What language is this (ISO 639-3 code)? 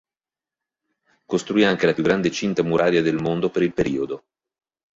ita